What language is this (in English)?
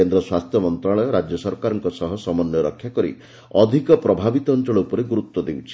Odia